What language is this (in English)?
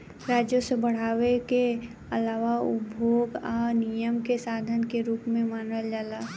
Bhojpuri